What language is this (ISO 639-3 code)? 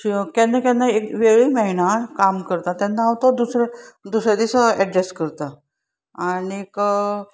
kok